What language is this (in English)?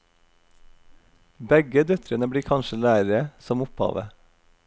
Norwegian